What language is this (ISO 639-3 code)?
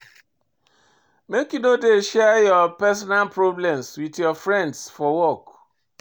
pcm